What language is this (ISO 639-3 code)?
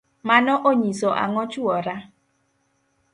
luo